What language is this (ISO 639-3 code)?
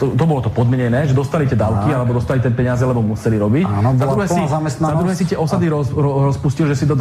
slk